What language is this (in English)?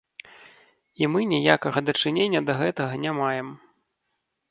Belarusian